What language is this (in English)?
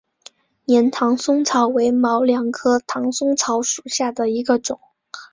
Chinese